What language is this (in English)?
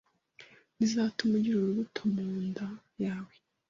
Kinyarwanda